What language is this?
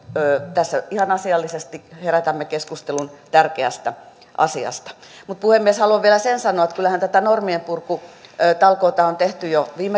Finnish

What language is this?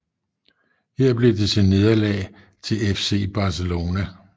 Danish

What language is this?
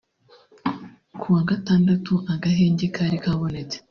Kinyarwanda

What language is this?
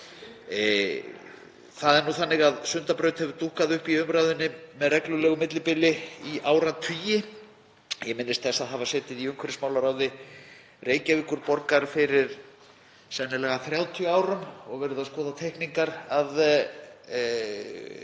Icelandic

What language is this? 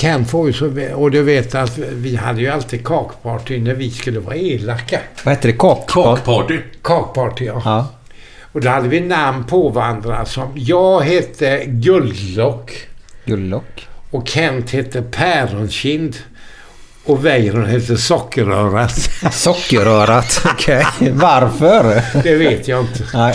Swedish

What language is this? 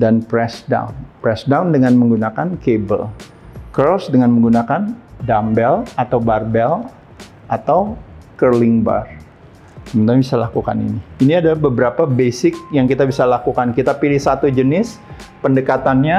Indonesian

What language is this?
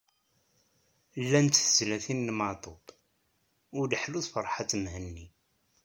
Kabyle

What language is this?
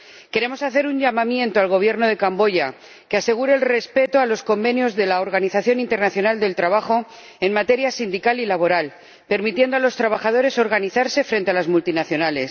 Spanish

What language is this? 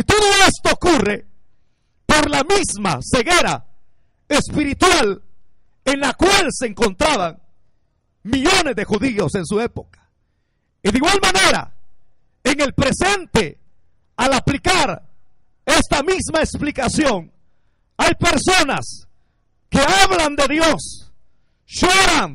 Spanish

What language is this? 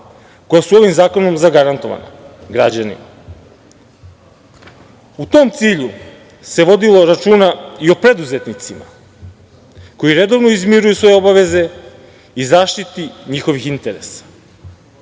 Serbian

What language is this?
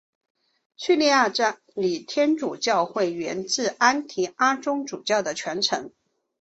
Chinese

